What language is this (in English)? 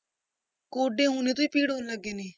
Punjabi